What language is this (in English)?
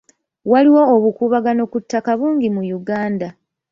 Ganda